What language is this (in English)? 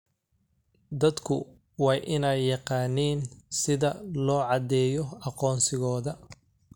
Somali